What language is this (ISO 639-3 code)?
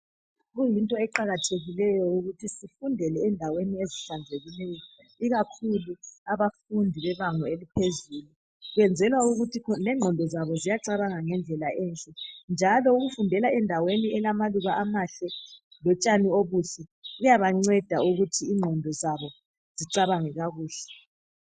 nde